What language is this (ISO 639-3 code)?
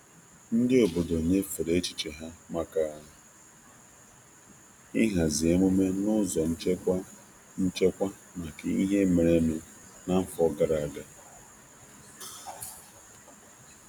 ibo